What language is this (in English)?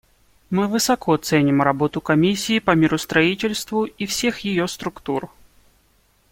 Russian